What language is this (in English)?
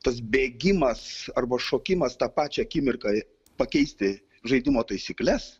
Lithuanian